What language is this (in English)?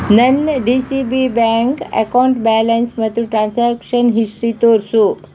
Kannada